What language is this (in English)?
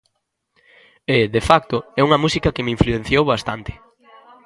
Galician